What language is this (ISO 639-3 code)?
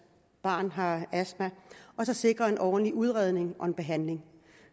dan